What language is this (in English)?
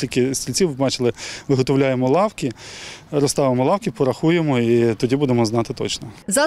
Ukrainian